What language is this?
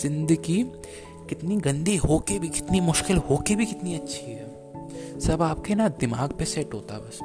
Hindi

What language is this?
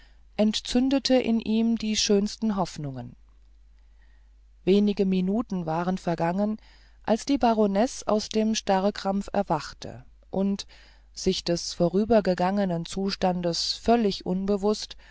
German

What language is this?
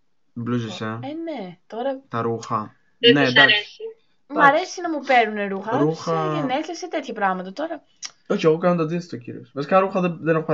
Greek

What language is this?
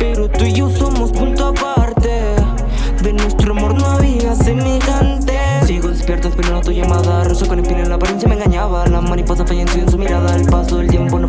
Vietnamese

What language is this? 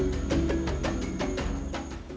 Indonesian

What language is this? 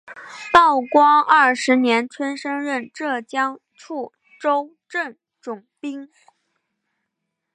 Chinese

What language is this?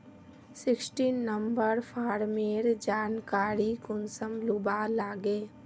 Magahi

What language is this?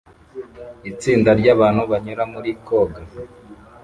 Kinyarwanda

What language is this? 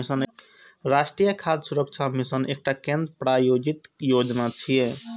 Maithili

